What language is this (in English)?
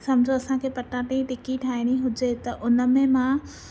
Sindhi